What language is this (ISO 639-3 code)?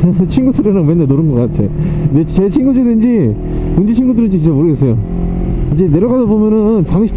kor